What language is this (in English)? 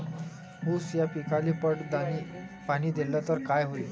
Marathi